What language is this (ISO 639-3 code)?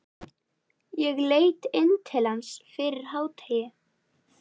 isl